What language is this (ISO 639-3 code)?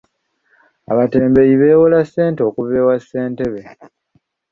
lug